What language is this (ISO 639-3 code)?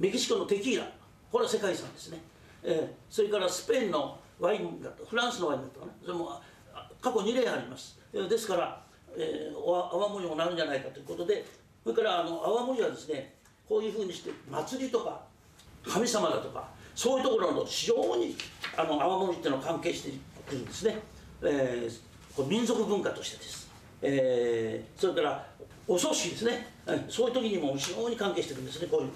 jpn